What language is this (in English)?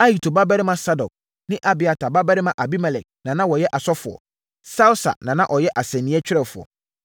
Akan